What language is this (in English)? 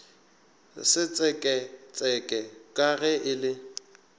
Northern Sotho